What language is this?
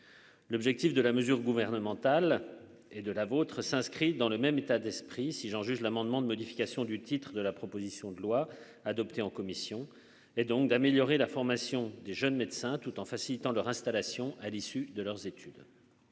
French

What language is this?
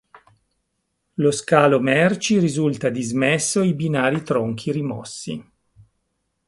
Italian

